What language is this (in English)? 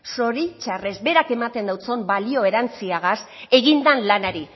Basque